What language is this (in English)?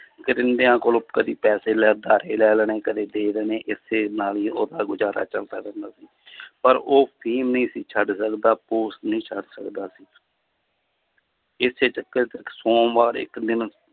Punjabi